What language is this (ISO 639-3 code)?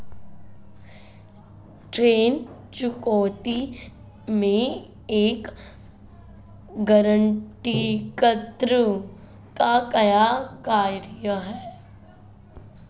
hin